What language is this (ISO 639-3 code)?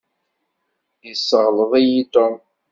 kab